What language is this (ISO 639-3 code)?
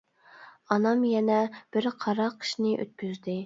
uig